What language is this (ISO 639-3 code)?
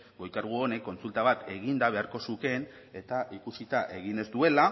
eus